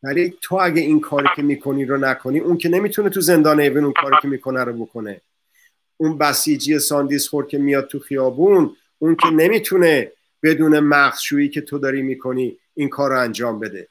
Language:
Persian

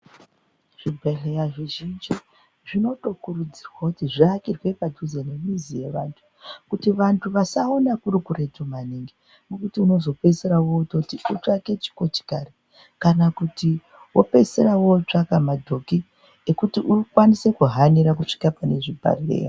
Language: Ndau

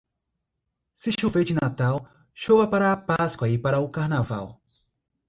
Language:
Portuguese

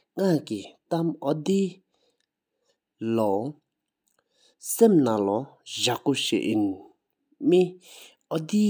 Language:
Sikkimese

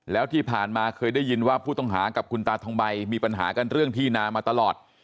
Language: Thai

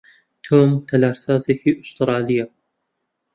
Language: Central Kurdish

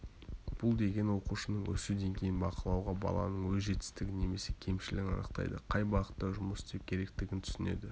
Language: Kazakh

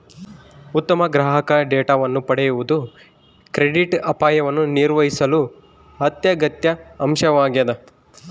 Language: Kannada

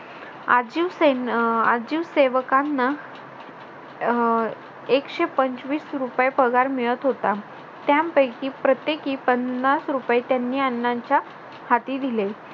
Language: Marathi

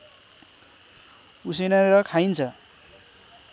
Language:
Nepali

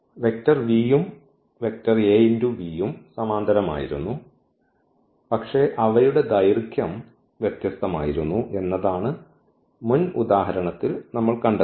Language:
Malayalam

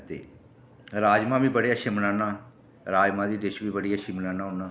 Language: Dogri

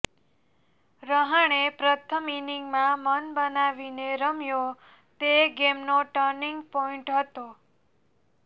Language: Gujarati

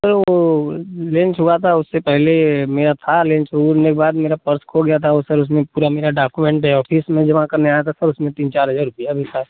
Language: Hindi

